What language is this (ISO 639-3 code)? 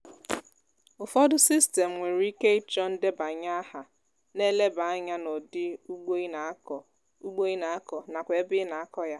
ibo